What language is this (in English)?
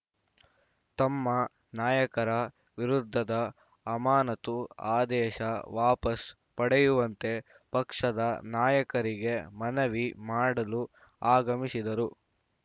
Kannada